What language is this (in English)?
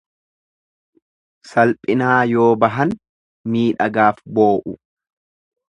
Oromo